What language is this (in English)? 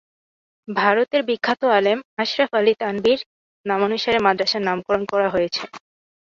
Bangla